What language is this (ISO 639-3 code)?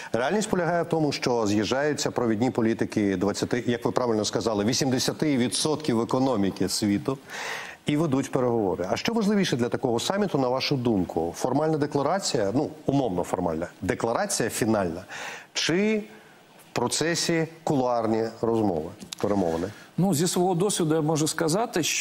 ukr